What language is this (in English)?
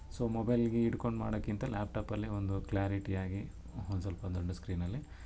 Kannada